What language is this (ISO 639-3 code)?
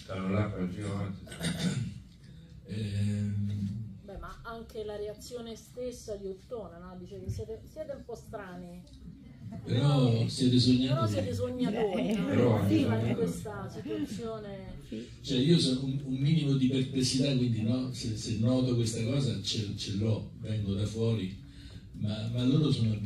ita